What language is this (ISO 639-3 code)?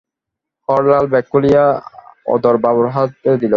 ben